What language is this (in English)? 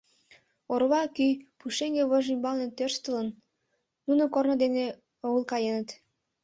Mari